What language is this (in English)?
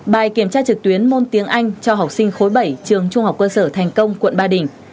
Vietnamese